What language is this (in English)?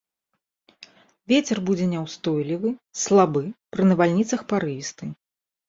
Belarusian